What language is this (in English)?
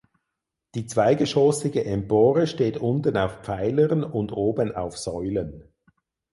German